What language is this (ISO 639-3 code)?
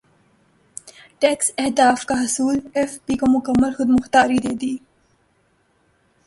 urd